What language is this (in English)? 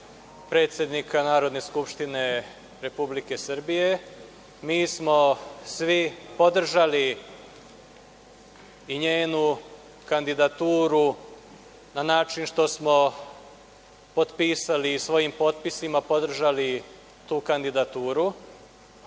Serbian